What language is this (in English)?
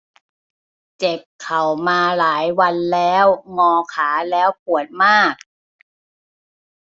Thai